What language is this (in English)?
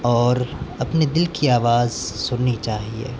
Urdu